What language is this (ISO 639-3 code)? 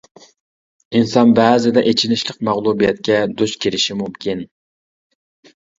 uig